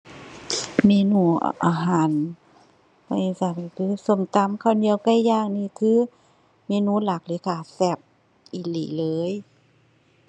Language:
Thai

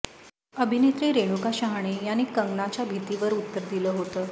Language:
Marathi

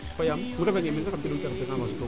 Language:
Serer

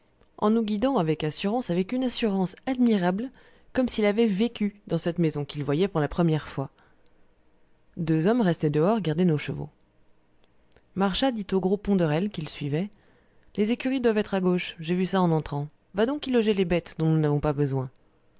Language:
French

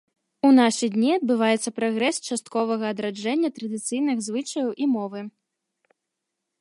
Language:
Belarusian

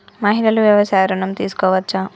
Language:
Telugu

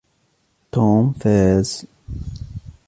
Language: Arabic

